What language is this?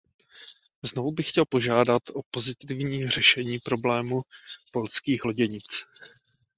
Czech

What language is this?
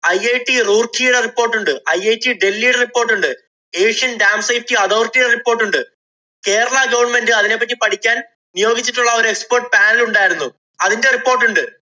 Malayalam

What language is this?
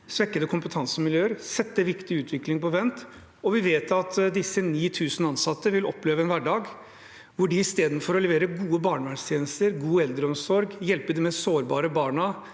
Norwegian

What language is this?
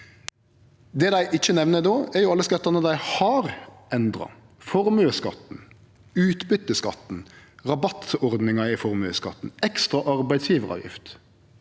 Norwegian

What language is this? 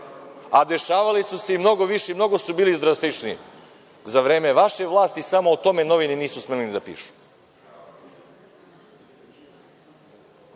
Serbian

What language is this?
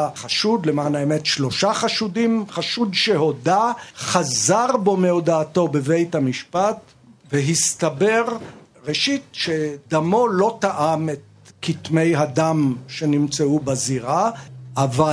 Hebrew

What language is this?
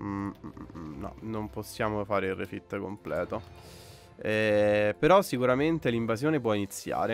Italian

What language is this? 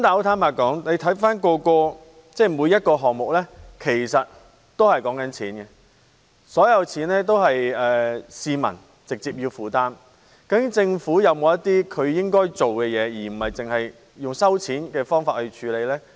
Cantonese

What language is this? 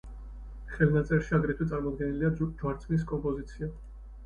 Georgian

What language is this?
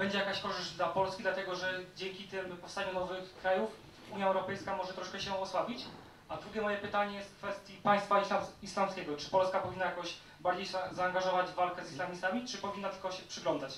Polish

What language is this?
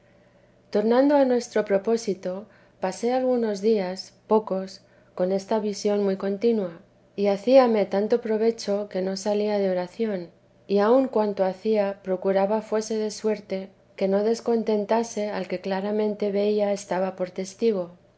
Spanish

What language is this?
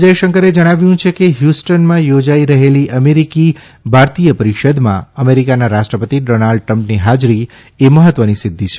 Gujarati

